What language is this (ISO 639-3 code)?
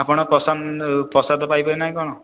ori